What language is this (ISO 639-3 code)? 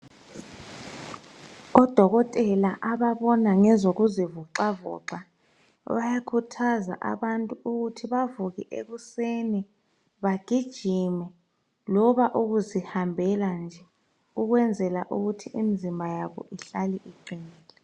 nde